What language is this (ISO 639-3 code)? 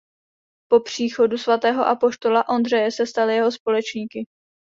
ces